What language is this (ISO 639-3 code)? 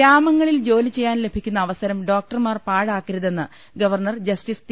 mal